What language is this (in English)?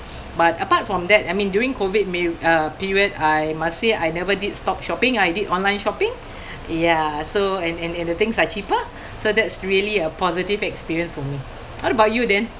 English